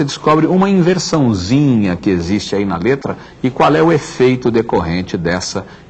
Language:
Portuguese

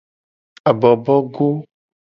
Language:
Gen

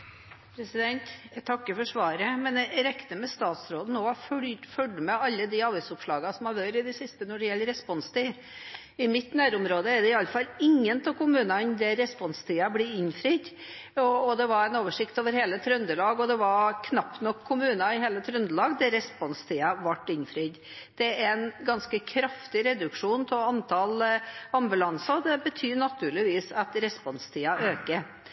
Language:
Norwegian Bokmål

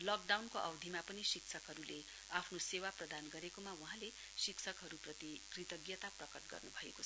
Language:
Nepali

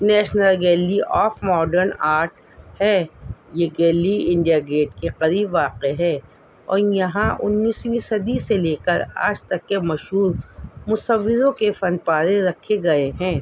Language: Urdu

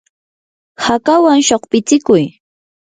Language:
Yanahuanca Pasco Quechua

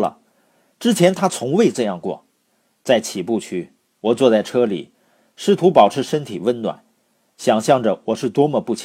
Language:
Chinese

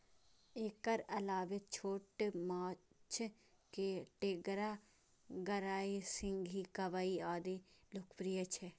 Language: Maithili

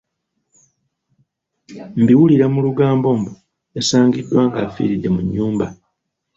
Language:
Ganda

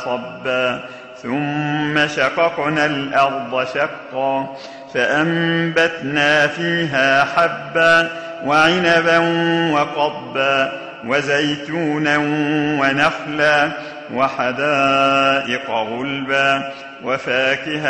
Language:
Arabic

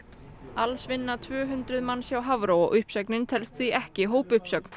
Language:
Icelandic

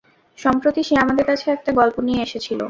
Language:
Bangla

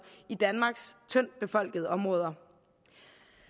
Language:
Danish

